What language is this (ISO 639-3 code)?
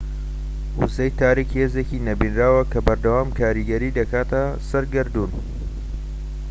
ckb